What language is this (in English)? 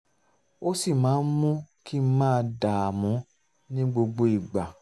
Yoruba